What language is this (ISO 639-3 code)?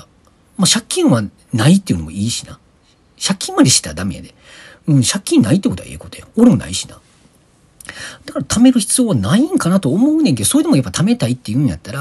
jpn